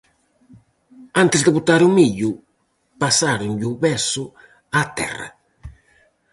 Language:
Galician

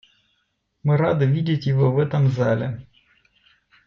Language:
Russian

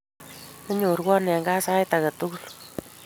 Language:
Kalenjin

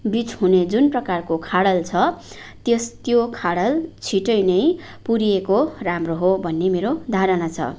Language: Nepali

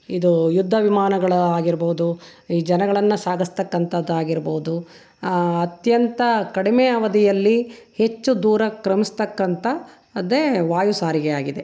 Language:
Kannada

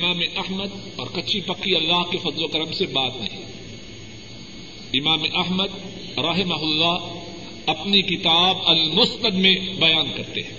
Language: Urdu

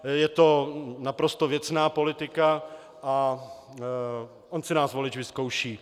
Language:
Czech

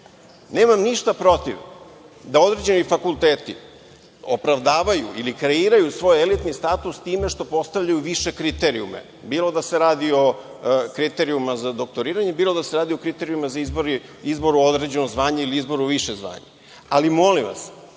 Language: Serbian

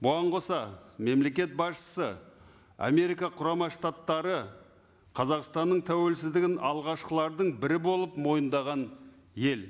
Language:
Kazakh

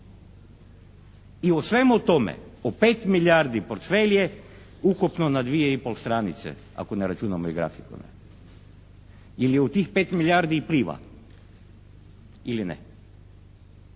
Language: Croatian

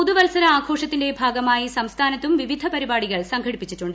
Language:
Malayalam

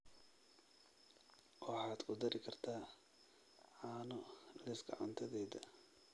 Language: Somali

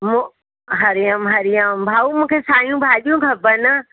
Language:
Sindhi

